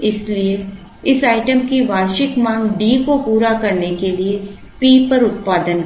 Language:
Hindi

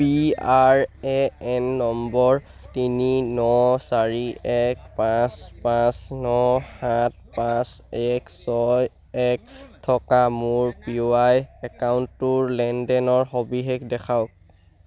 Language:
Assamese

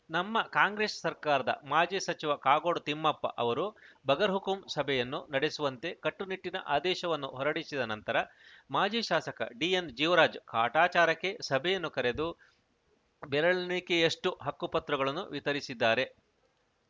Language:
Kannada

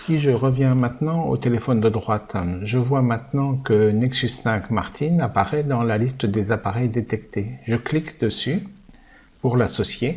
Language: French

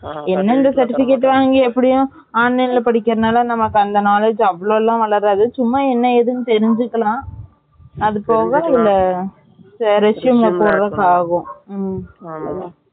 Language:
Tamil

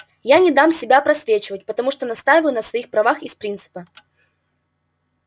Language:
Russian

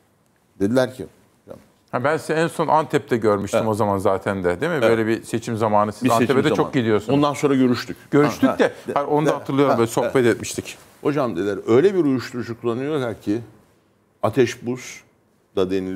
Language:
Turkish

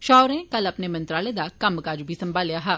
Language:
Dogri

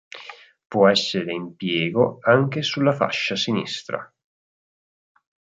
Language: Italian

